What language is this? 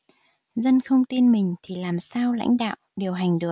Vietnamese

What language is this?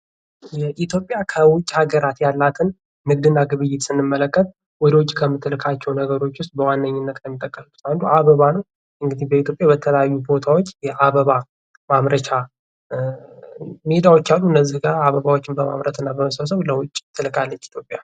Amharic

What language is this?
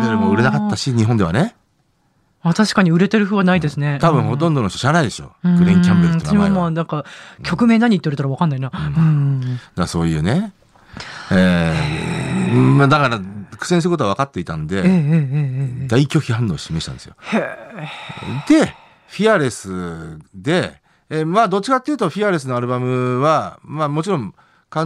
Japanese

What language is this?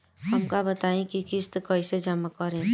Bhojpuri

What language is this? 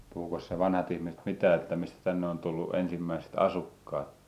Finnish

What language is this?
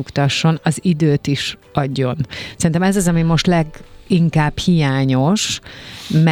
Hungarian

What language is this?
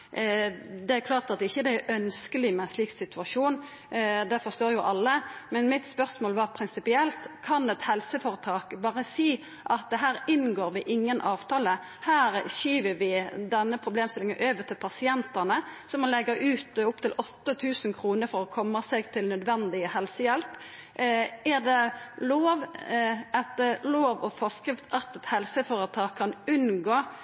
Norwegian Nynorsk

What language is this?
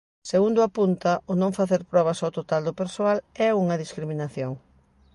Galician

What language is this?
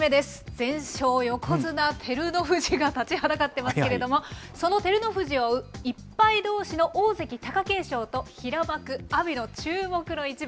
Japanese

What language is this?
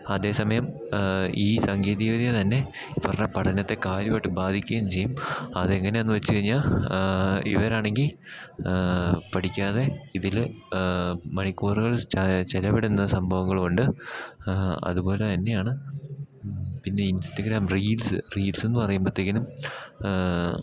Malayalam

